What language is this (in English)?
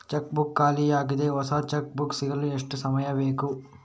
Kannada